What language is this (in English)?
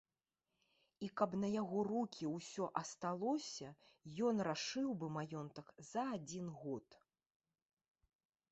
Belarusian